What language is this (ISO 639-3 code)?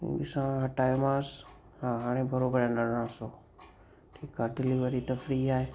snd